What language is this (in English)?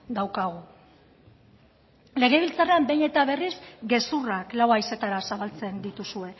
Basque